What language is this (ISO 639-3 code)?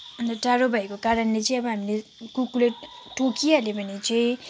nep